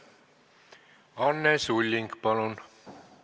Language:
Estonian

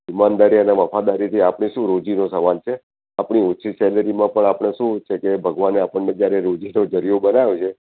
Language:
Gujarati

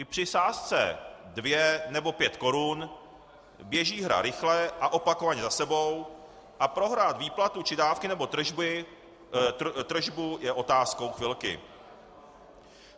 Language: Czech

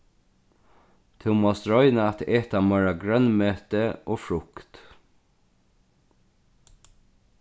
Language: Faroese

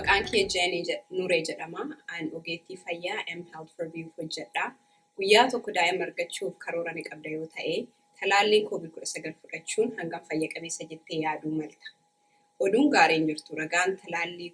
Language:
German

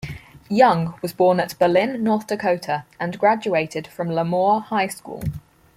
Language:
English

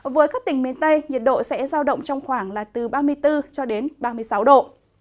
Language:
Vietnamese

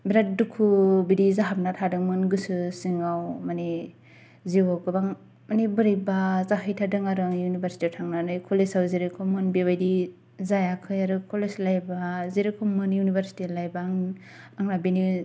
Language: Bodo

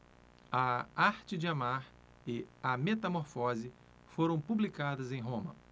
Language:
Portuguese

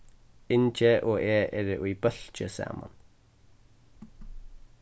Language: Faroese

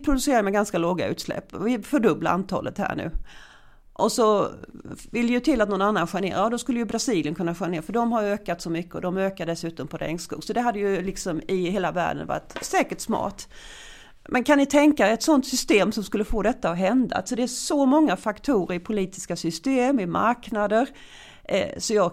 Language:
Swedish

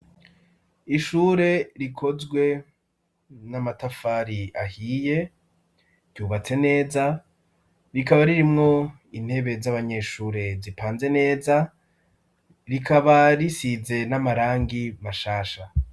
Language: Rundi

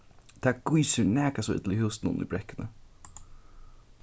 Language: Faroese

